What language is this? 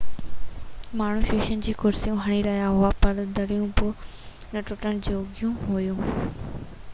Sindhi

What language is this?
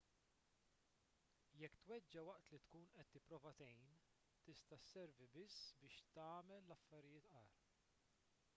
Maltese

